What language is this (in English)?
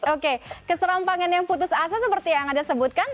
Indonesian